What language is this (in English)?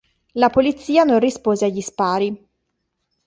Italian